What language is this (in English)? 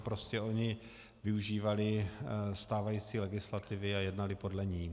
Czech